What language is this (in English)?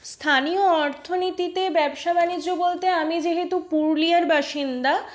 Bangla